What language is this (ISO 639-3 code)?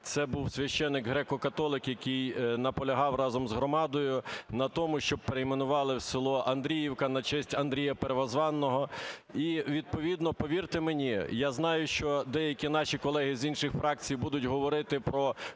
ukr